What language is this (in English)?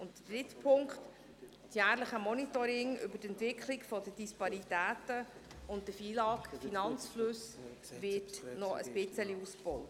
Swiss German